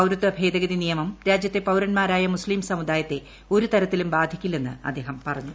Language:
Malayalam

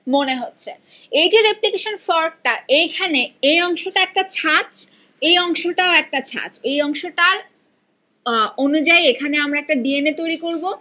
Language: Bangla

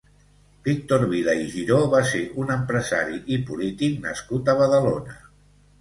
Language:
Catalan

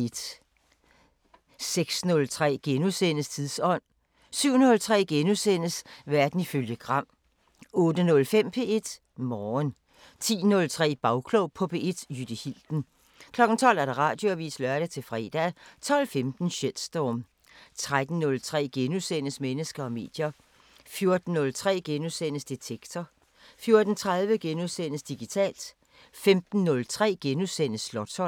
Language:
Danish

